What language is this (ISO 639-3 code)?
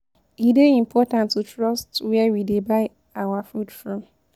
pcm